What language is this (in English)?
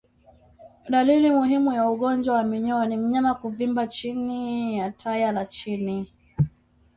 Swahili